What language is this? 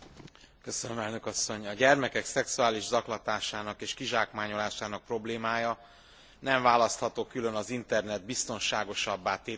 Hungarian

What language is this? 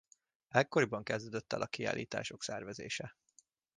Hungarian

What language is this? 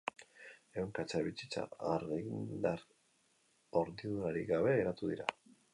Basque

